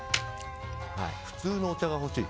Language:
Japanese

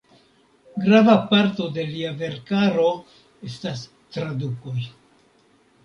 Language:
Esperanto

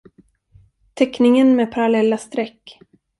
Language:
Swedish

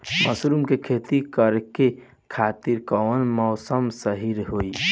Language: Bhojpuri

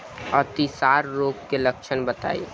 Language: Bhojpuri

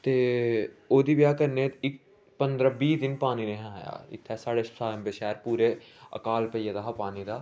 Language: Dogri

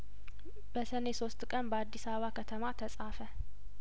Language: Amharic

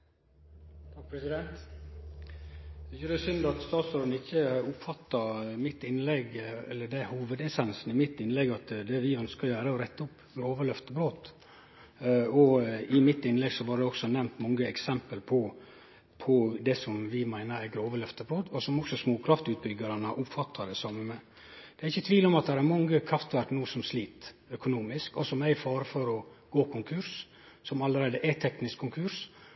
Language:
Norwegian Nynorsk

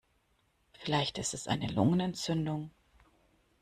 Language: German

